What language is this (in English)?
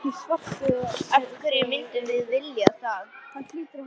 Icelandic